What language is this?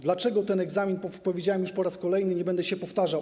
Polish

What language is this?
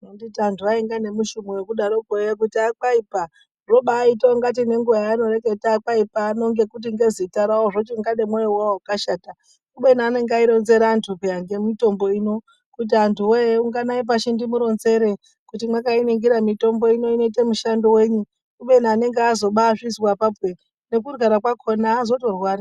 Ndau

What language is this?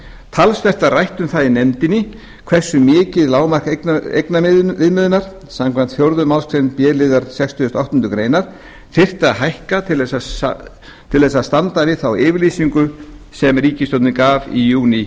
Icelandic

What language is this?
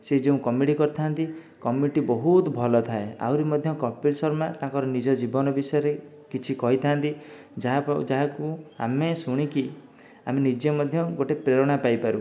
Odia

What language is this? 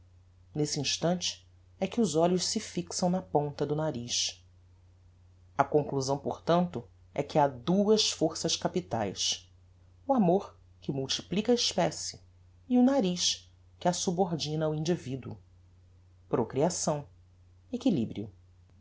Portuguese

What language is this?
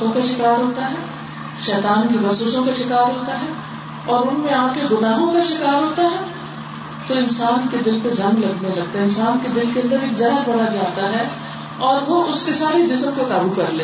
Urdu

